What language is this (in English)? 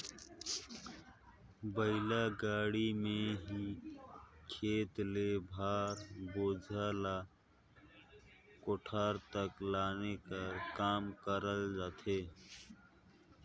Chhattisgarhi